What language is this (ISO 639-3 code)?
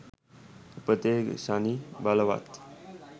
sin